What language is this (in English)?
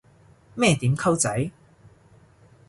Cantonese